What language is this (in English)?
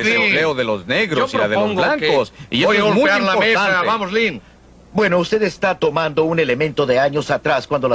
Spanish